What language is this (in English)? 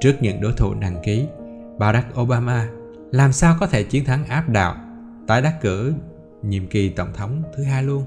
Vietnamese